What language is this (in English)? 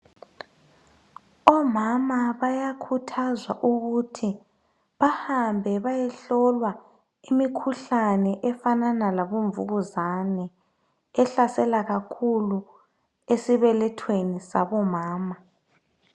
North Ndebele